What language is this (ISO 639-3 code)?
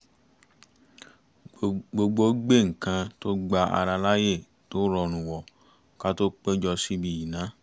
yor